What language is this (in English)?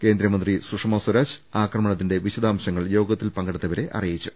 Malayalam